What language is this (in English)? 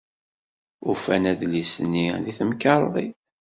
Kabyle